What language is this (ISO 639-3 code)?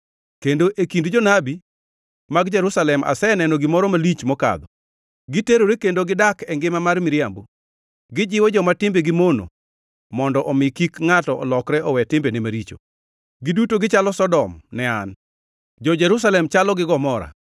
luo